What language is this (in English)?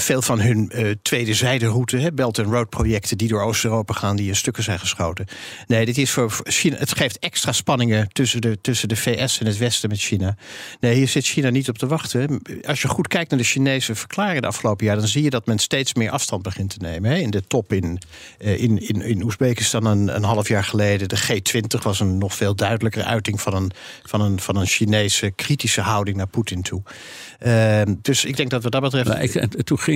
Dutch